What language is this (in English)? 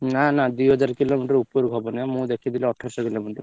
Odia